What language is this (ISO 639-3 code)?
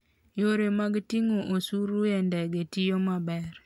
luo